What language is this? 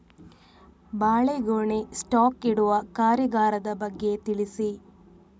Kannada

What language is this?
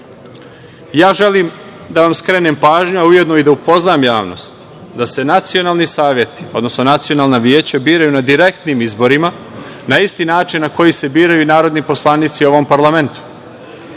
Serbian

